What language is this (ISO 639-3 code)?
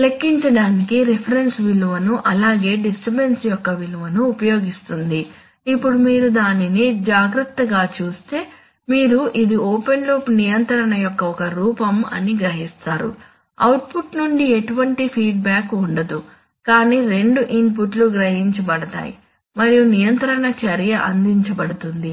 tel